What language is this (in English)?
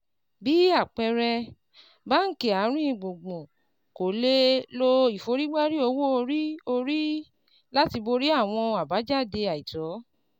Yoruba